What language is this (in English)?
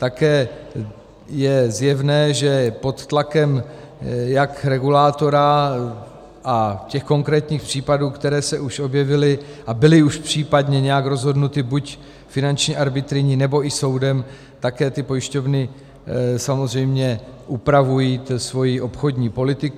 Czech